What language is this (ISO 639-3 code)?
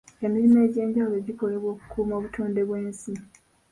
lug